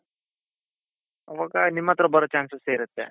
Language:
Kannada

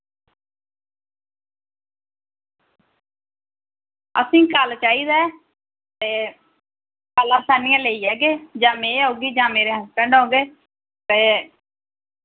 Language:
Dogri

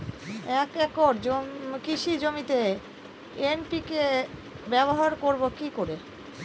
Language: Bangla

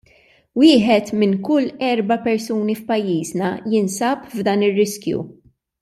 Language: Maltese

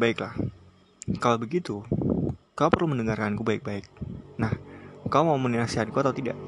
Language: Indonesian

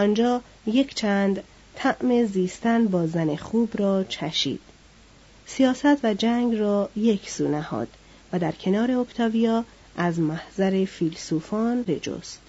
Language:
Persian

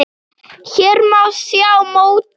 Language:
Icelandic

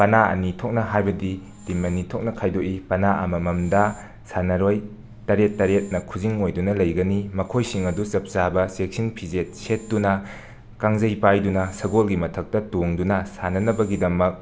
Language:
Manipuri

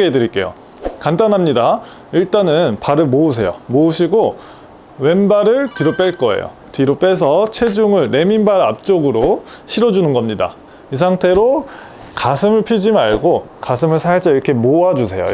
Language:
Korean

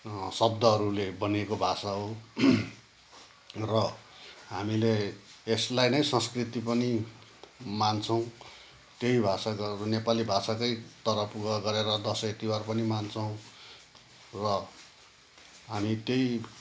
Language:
Nepali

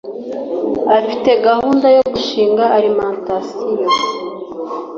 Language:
Kinyarwanda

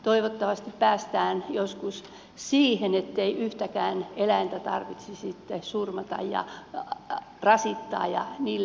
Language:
Finnish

